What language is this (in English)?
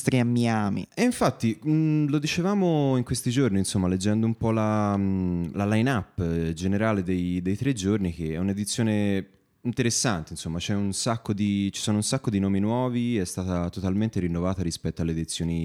Italian